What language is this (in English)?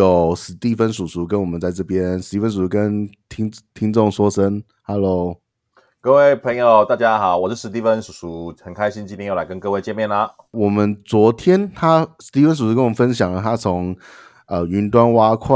Chinese